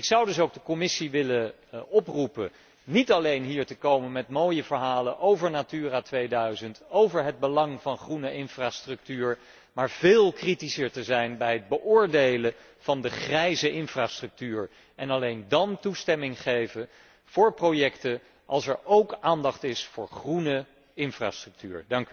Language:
Dutch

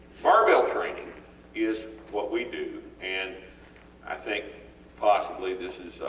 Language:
English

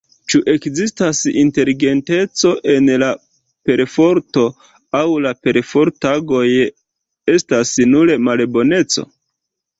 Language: Esperanto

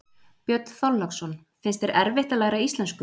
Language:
Icelandic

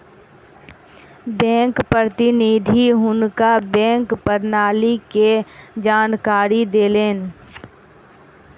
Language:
Maithili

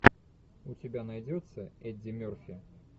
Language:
Russian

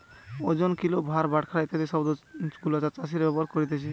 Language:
Bangla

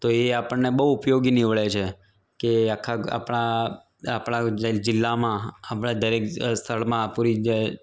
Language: Gujarati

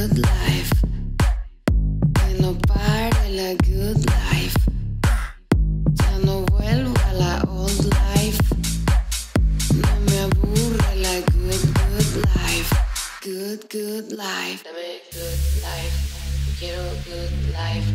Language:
English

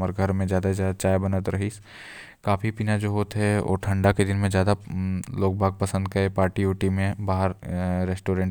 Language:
Korwa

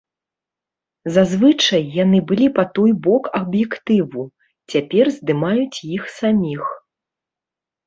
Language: Belarusian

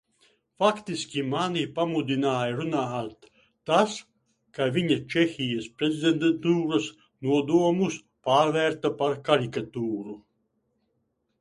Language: Latvian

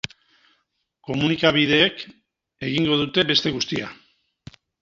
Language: Basque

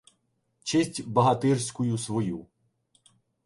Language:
Ukrainian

